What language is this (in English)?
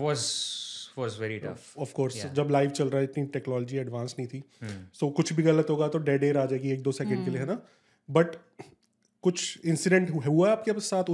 Hindi